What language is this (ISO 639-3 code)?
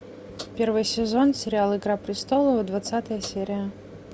rus